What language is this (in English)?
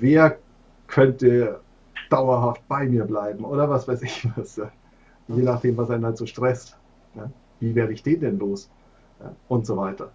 German